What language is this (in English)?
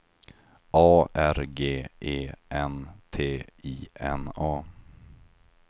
Swedish